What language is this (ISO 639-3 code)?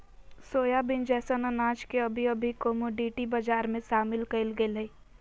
mag